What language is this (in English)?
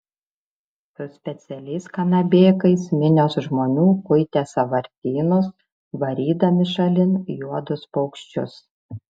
Lithuanian